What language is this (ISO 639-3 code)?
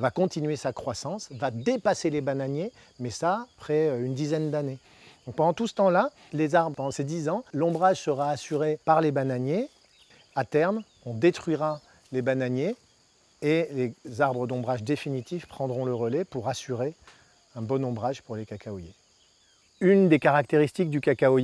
fra